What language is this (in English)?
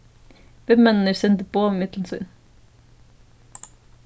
Faroese